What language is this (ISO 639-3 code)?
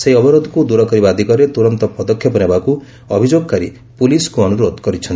ori